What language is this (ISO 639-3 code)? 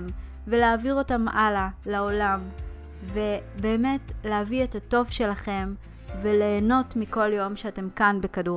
heb